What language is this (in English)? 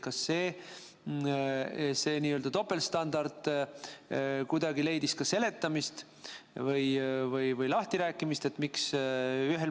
Estonian